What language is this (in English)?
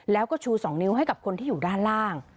Thai